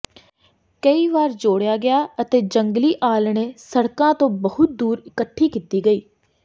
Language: Punjabi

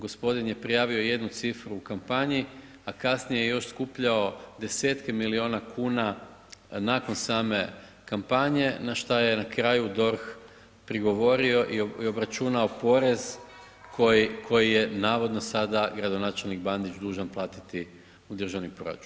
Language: Croatian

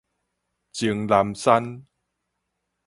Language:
Min Nan Chinese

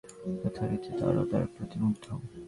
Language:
Bangla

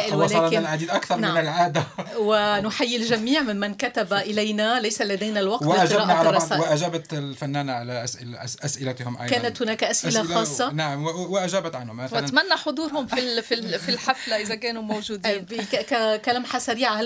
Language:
Arabic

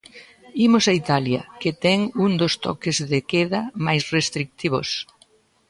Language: Galician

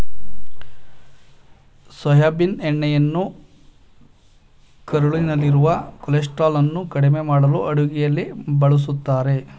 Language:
Kannada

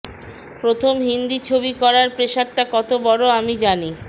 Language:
Bangla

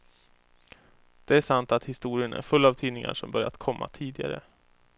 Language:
Swedish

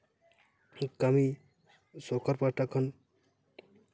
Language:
Santali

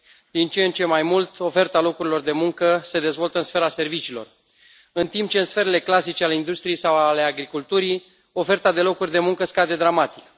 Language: Romanian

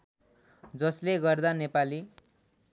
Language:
Nepali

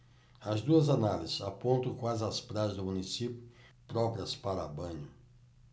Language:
Portuguese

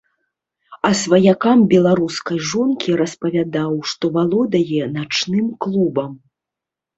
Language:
Belarusian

